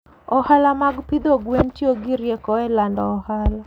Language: Luo (Kenya and Tanzania)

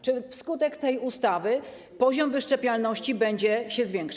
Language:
Polish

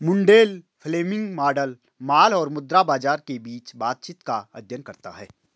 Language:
Hindi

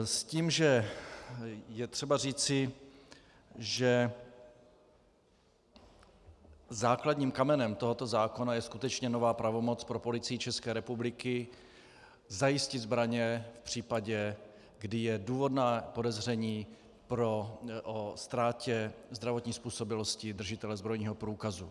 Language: Czech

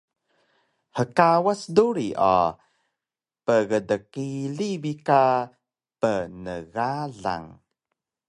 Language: Taroko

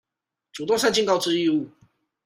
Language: Chinese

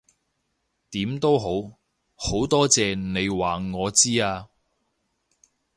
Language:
Cantonese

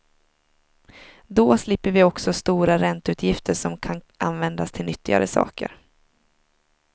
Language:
Swedish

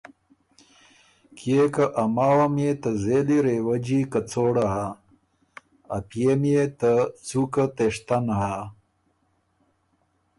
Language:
Ormuri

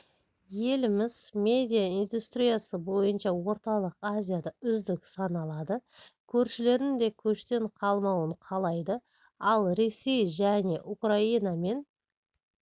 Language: Kazakh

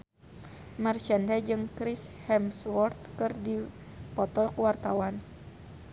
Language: Sundanese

